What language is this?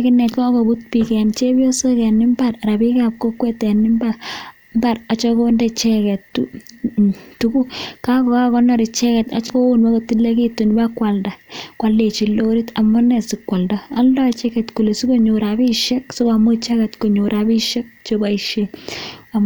Kalenjin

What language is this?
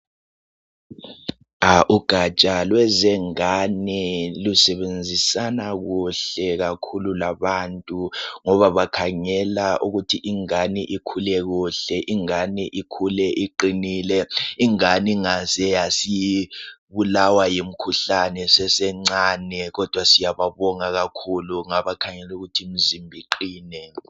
North Ndebele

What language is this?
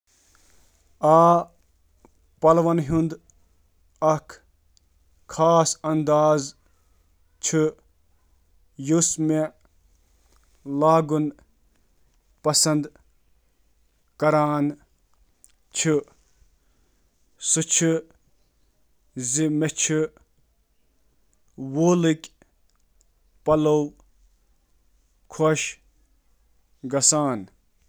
Kashmiri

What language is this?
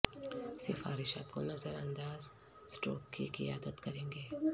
Urdu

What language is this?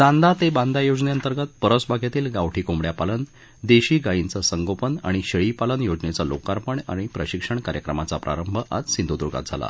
Marathi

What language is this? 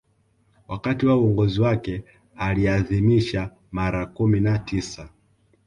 Swahili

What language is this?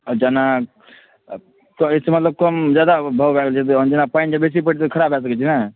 Maithili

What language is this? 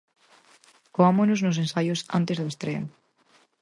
Galician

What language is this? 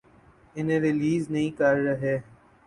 Urdu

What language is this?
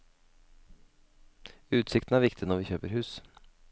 Norwegian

